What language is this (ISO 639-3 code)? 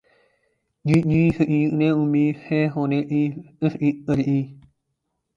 urd